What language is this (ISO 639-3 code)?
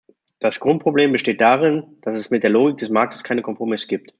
deu